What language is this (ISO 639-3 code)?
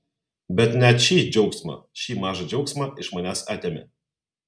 lit